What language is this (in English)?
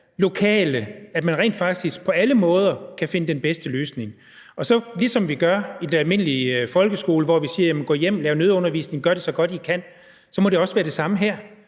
Danish